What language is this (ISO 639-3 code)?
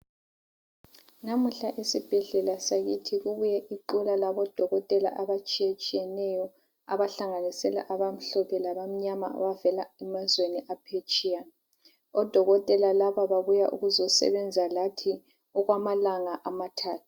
nde